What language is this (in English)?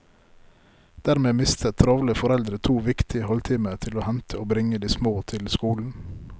Norwegian